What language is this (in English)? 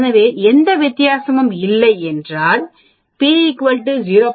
Tamil